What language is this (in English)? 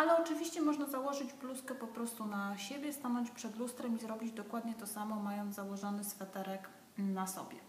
Polish